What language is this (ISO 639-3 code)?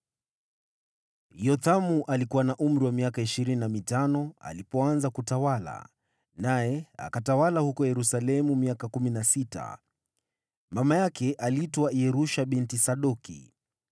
swa